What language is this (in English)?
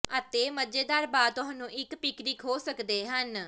Punjabi